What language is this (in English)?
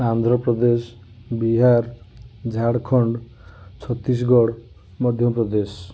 Odia